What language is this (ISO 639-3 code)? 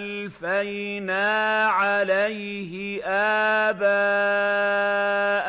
ara